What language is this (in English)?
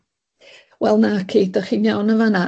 Welsh